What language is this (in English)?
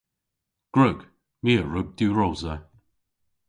Cornish